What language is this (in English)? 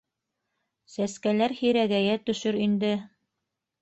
Bashkir